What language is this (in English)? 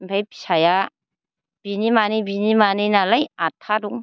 Bodo